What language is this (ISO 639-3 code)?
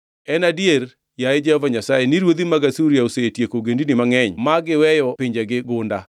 luo